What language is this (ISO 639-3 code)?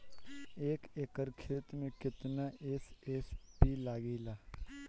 bho